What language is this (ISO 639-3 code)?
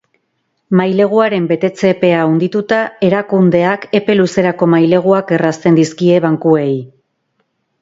eus